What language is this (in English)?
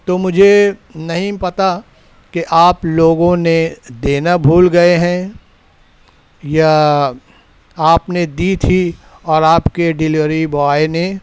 Urdu